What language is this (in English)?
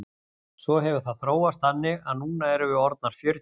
Icelandic